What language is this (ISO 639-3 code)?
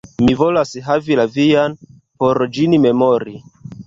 epo